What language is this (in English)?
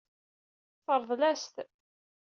Kabyle